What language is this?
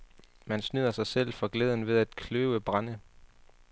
Danish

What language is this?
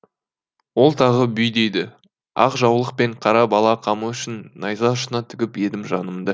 Kazakh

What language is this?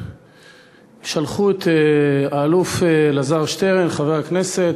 Hebrew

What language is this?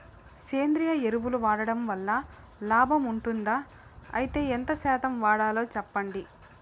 Telugu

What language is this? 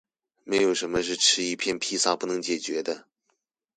Chinese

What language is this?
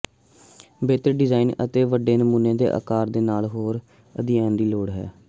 Punjabi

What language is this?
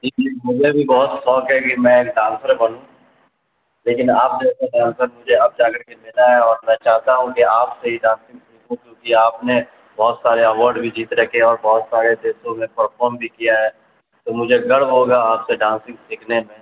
Urdu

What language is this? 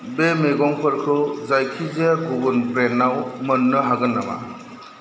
Bodo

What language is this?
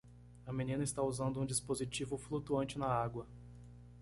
Portuguese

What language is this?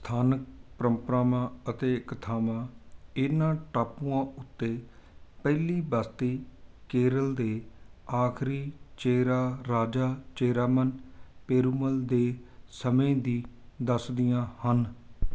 Punjabi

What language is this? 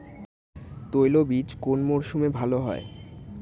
Bangla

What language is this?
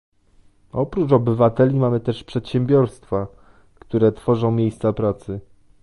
Polish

